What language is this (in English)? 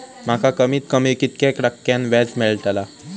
Marathi